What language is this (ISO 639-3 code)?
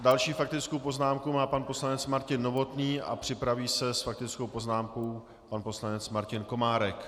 ces